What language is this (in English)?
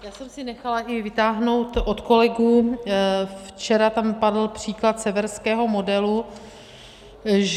Czech